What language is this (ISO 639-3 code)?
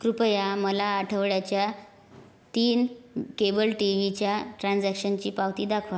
mar